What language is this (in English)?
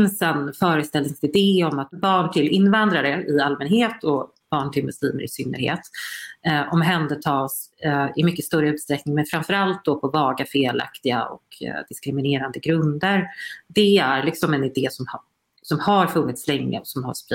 Swedish